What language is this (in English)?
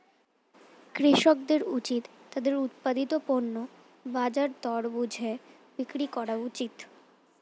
Bangla